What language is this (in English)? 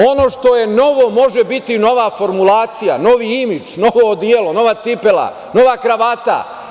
Serbian